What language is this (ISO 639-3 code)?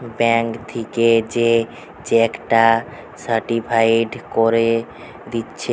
ben